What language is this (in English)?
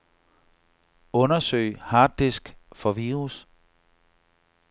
Danish